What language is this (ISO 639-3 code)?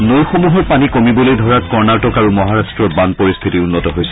asm